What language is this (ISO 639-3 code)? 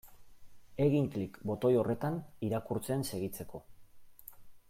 eus